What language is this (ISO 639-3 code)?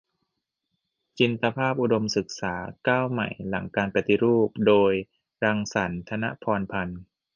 tha